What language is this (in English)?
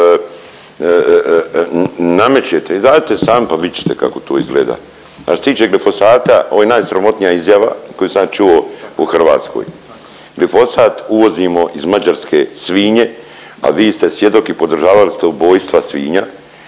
Croatian